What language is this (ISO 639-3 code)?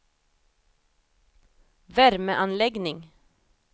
swe